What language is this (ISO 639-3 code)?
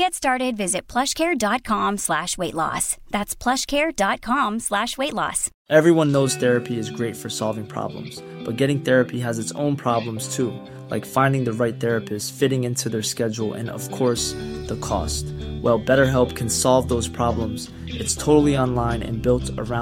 eng